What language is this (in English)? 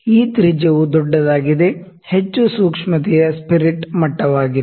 Kannada